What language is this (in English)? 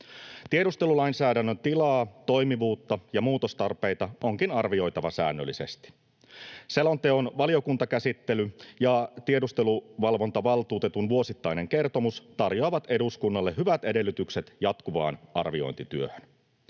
Finnish